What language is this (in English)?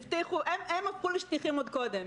Hebrew